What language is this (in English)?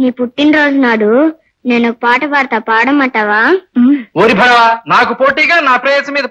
Thai